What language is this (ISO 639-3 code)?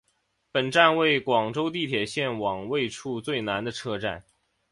zho